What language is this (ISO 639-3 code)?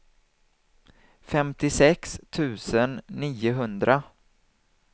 swe